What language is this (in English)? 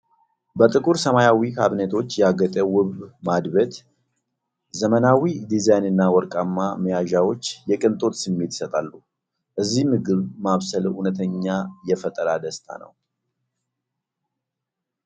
Amharic